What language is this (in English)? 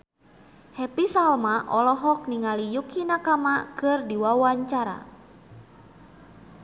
Sundanese